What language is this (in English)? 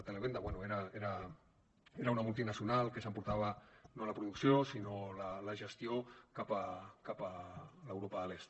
Catalan